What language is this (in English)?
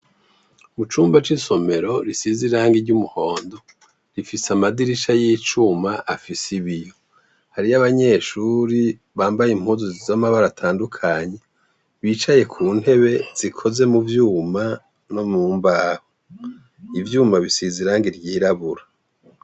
Rundi